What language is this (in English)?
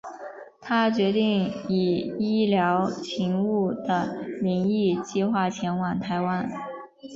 Chinese